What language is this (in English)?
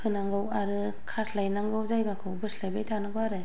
Bodo